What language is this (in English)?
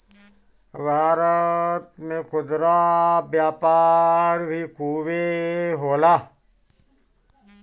Bhojpuri